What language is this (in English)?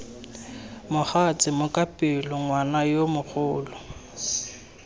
Tswana